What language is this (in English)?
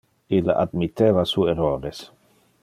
Interlingua